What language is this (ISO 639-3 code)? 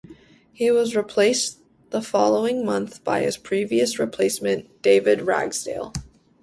eng